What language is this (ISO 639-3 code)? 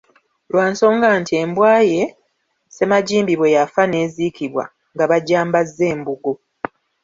lug